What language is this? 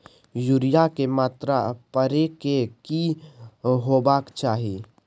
Maithili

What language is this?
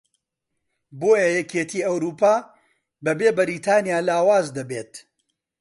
Central Kurdish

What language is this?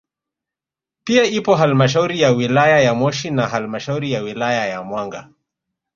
Swahili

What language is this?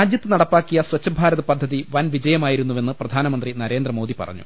Malayalam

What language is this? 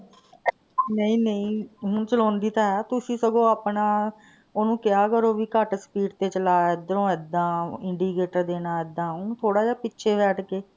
Punjabi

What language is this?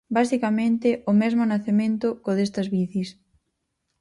Galician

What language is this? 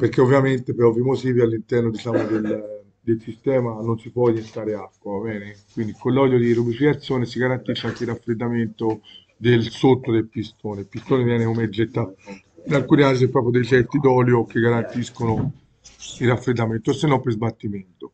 Italian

